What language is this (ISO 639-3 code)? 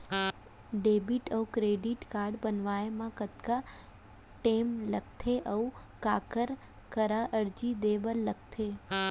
hne